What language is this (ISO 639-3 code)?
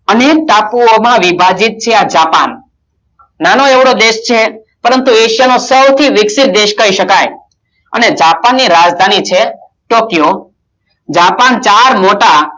guj